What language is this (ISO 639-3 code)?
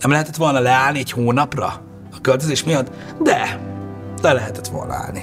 hun